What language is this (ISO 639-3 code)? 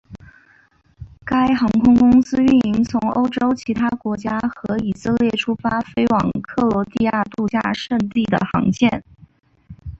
zho